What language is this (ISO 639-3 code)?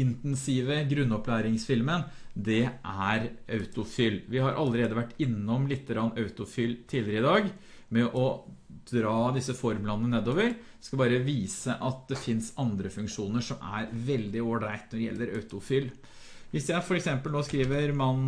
nor